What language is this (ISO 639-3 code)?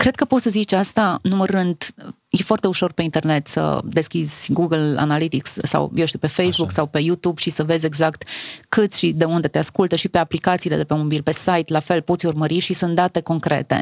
ron